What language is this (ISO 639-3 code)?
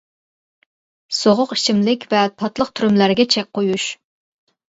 uig